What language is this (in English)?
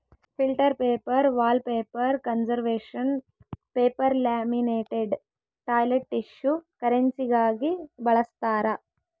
Kannada